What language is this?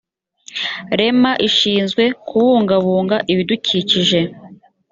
Kinyarwanda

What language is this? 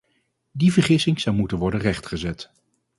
Dutch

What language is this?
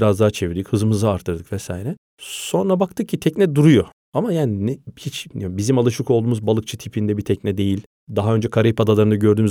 Turkish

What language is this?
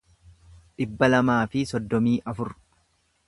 Oromo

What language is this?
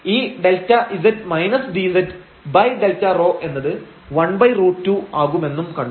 Malayalam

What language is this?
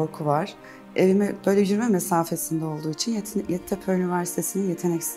Turkish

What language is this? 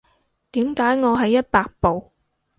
Cantonese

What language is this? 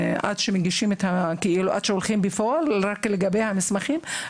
Hebrew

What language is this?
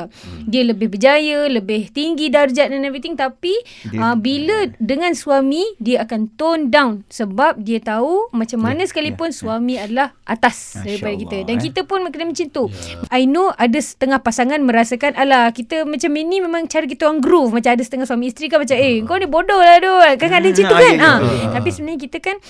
Malay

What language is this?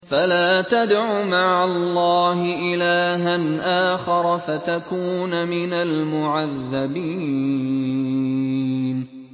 Arabic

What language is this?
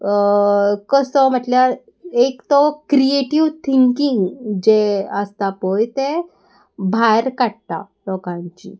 Konkani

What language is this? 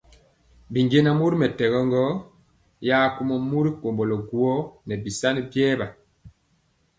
Mpiemo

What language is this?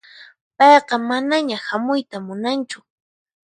Puno Quechua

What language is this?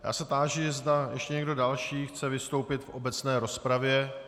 Czech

